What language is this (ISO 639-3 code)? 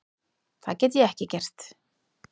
isl